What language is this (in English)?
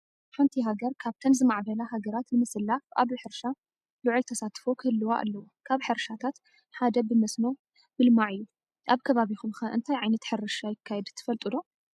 Tigrinya